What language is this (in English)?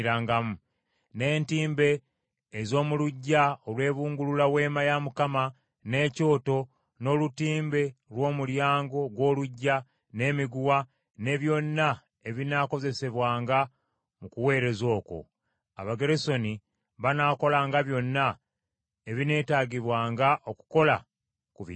Ganda